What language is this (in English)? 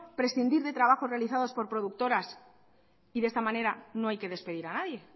Spanish